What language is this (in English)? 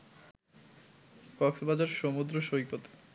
Bangla